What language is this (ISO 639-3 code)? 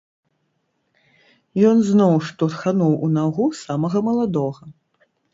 bel